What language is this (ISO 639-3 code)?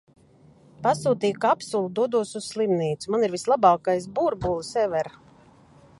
lav